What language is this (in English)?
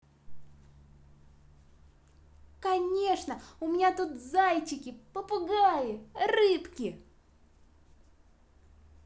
Russian